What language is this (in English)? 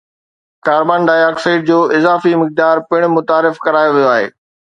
Sindhi